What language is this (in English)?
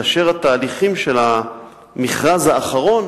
Hebrew